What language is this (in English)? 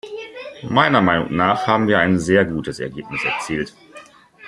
German